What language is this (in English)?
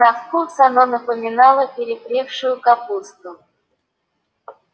Russian